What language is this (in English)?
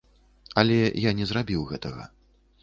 Belarusian